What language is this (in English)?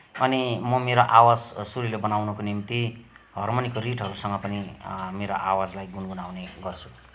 Nepali